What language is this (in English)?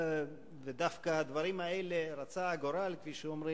Hebrew